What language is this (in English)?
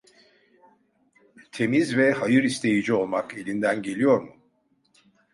Turkish